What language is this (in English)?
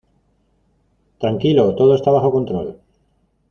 Spanish